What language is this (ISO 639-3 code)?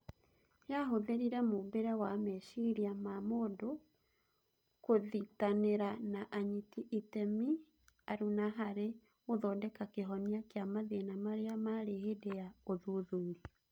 kik